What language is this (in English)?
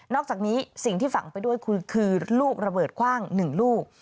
Thai